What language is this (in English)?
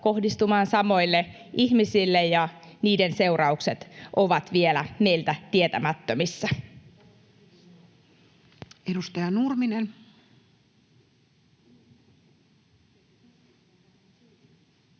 Finnish